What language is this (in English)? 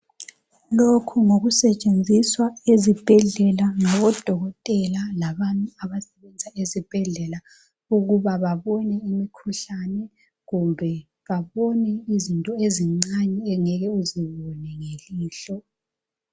North Ndebele